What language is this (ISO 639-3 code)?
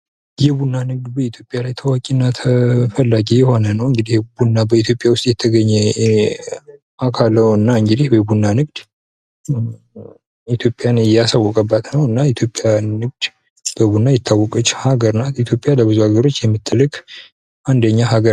amh